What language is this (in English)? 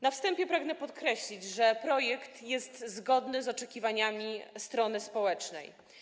Polish